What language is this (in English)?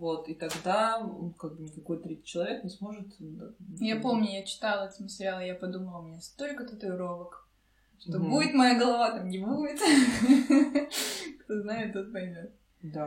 Russian